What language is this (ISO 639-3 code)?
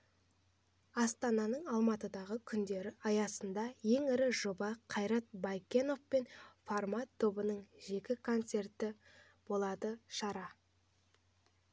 kaz